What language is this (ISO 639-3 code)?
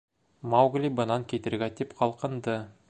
bak